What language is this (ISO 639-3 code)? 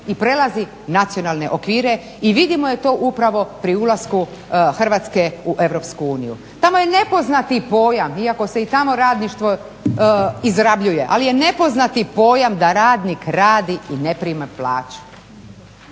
hrv